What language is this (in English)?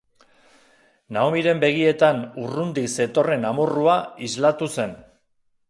Basque